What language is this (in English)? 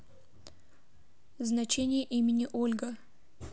Russian